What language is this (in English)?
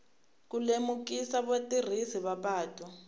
Tsonga